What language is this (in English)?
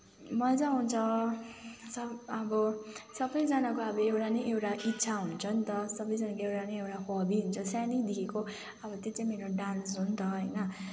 Nepali